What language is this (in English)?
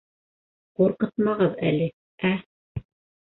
Bashkir